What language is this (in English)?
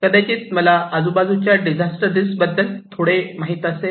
Marathi